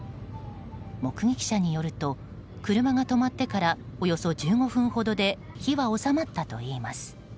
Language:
Japanese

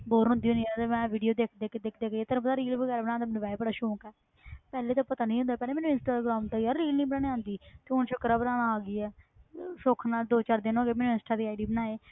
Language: Punjabi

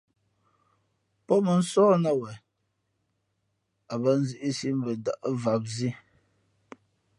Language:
Fe'fe'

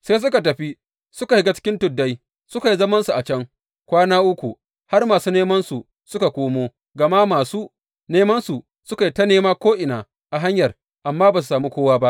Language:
Hausa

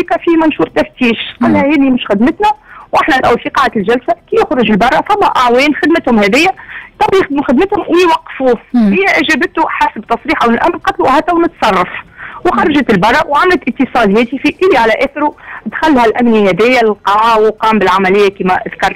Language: Arabic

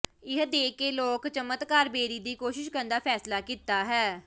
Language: Punjabi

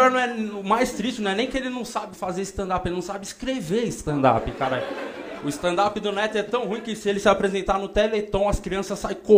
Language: Portuguese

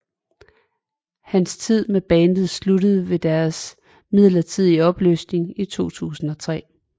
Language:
Danish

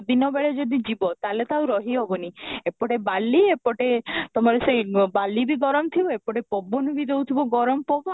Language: Odia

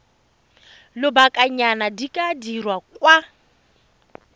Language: Tswana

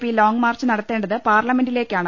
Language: Malayalam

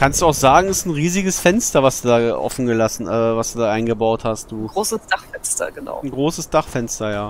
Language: German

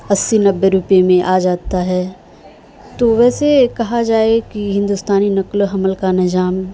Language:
Urdu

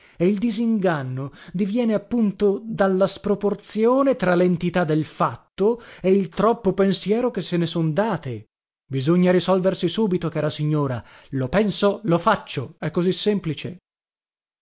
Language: Italian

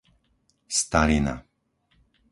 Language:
Slovak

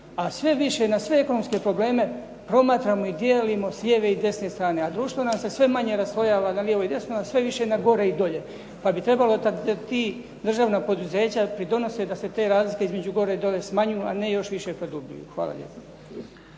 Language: Croatian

